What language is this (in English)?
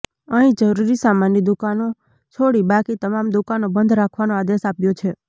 Gujarati